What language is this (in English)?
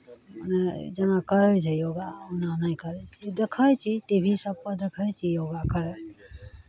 Maithili